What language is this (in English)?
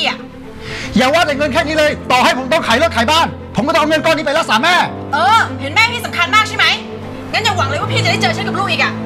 Thai